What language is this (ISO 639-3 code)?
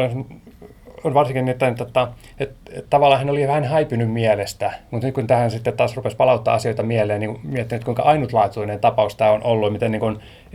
fin